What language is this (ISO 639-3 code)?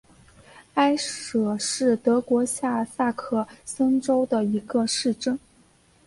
zho